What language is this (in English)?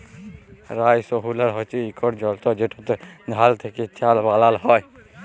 Bangla